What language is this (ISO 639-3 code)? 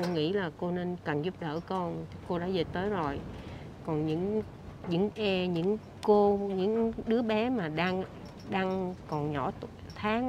vie